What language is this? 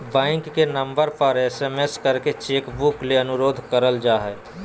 Magahi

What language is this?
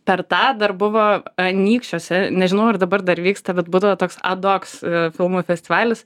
Lithuanian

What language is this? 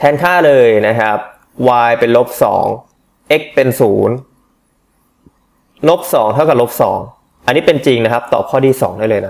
Thai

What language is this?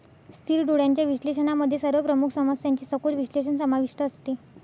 Marathi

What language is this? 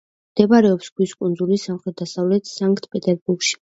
Georgian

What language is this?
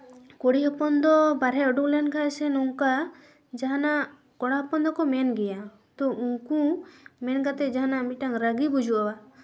Santali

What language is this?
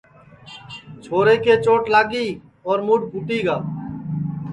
Sansi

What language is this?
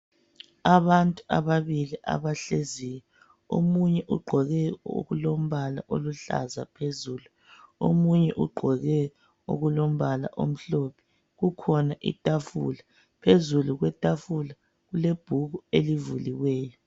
North Ndebele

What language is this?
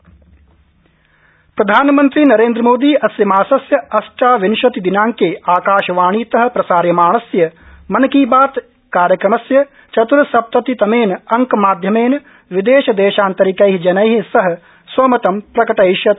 Sanskrit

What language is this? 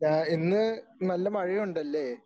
Malayalam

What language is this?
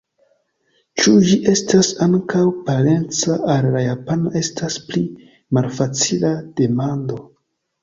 Esperanto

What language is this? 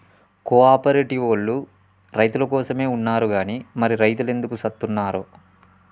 Telugu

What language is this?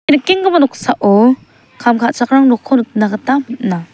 Garo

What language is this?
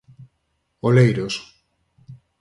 Galician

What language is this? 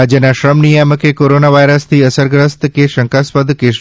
Gujarati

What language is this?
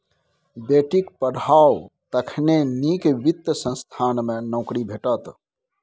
Maithili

